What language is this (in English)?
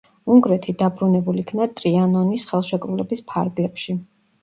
Georgian